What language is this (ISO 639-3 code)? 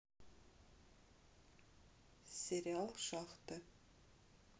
rus